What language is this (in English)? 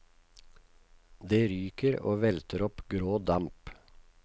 Norwegian